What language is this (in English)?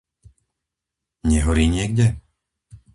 Slovak